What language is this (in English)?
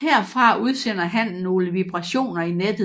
Danish